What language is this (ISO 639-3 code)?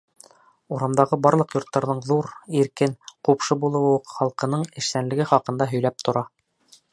bak